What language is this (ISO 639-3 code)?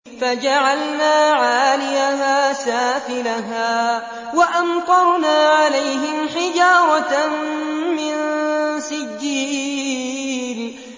ara